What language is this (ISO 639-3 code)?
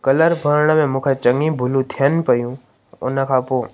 snd